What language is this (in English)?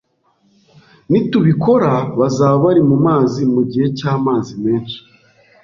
Kinyarwanda